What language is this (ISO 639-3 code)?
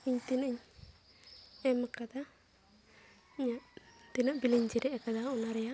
sat